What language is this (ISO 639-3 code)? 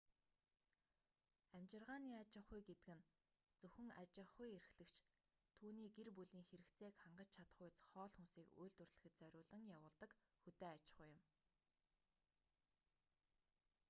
mon